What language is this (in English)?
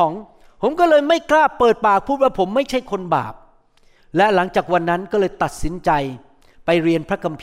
Thai